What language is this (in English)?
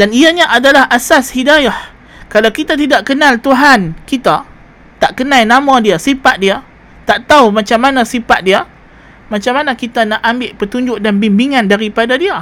Malay